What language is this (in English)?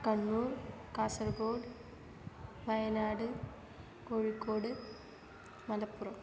Sanskrit